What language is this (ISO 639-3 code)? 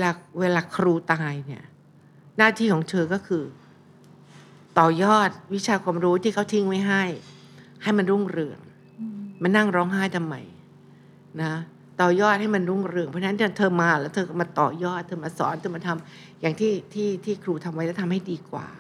tha